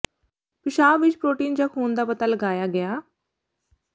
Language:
Punjabi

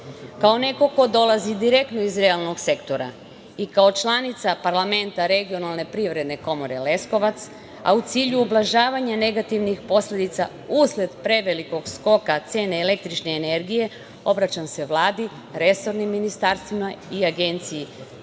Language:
Serbian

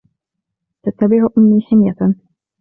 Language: Arabic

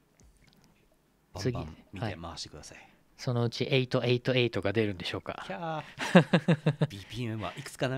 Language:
Japanese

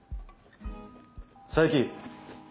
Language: Japanese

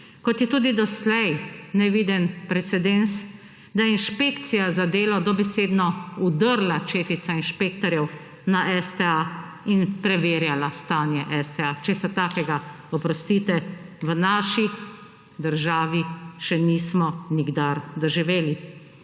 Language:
Slovenian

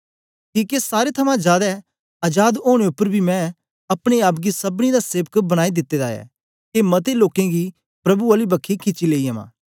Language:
Dogri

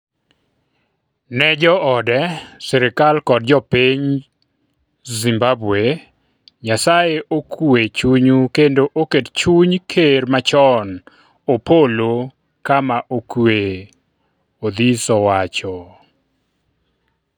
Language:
Luo (Kenya and Tanzania)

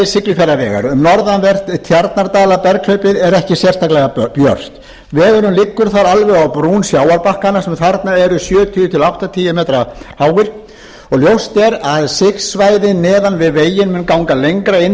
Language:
Icelandic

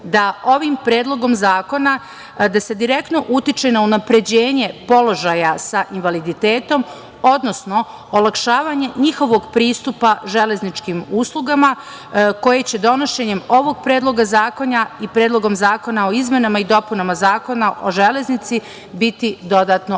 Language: Serbian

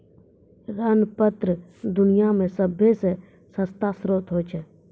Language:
Maithili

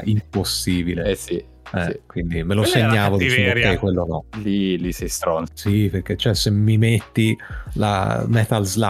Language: Italian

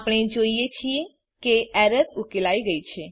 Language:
Gujarati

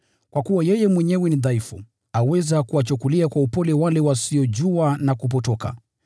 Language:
Swahili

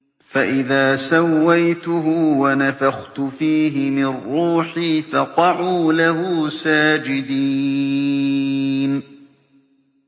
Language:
Arabic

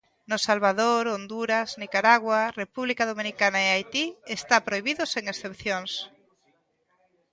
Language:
Galician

